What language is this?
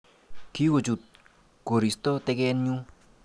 Kalenjin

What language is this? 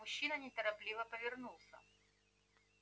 Russian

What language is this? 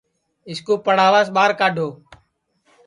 Sansi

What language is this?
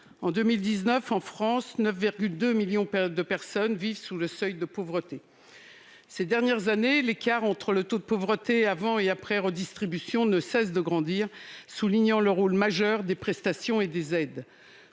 French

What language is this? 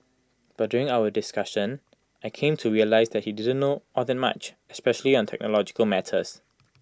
English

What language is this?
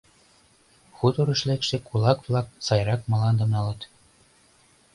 Mari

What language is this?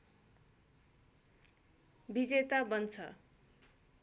Nepali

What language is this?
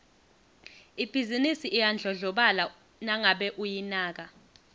Swati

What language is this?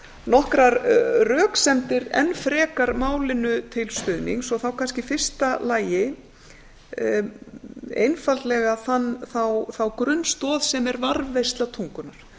Icelandic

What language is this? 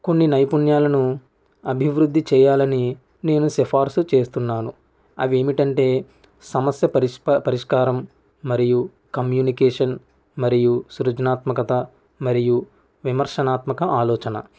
Telugu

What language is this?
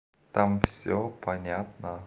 Russian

